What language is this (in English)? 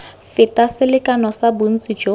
Tswana